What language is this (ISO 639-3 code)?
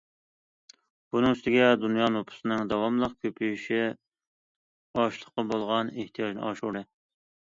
uig